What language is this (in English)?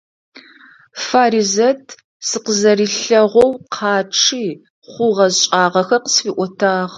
Adyghe